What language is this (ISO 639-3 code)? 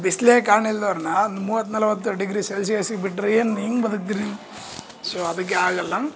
kan